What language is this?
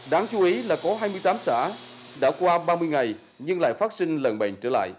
Vietnamese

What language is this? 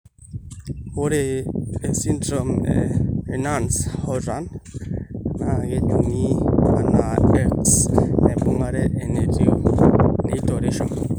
Masai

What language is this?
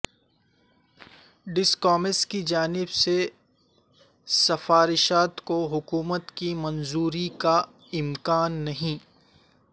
Urdu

